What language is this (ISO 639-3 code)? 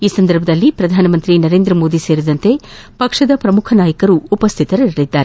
kan